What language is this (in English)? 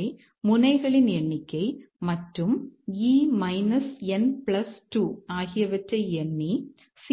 Tamil